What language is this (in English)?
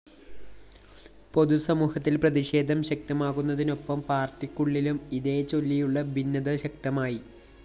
Malayalam